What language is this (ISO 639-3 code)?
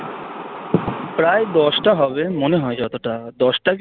ben